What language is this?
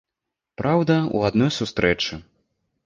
Belarusian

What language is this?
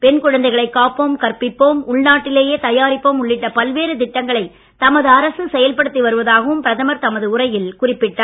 Tamil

